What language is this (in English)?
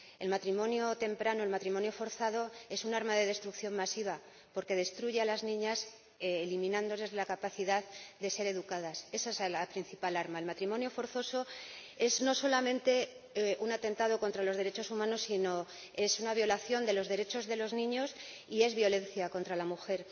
Spanish